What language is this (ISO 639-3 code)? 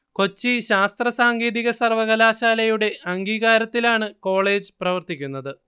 mal